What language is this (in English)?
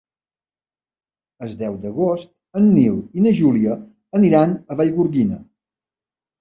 Catalan